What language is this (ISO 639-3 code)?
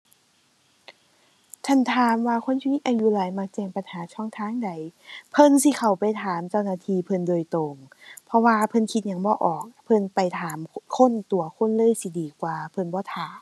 tha